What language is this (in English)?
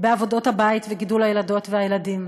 Hebrew